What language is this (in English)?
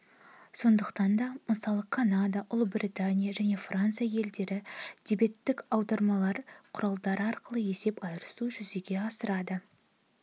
Kazakh